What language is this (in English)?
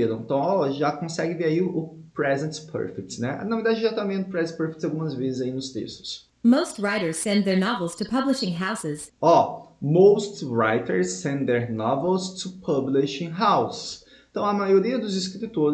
Portuguese